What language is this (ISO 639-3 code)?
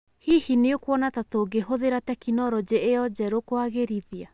kik